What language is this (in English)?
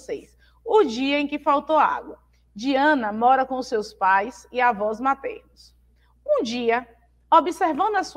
Portuguese